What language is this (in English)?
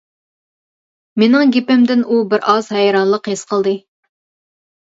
Uyghur